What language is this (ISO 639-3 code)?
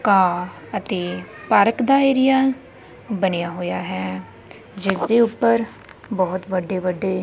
pan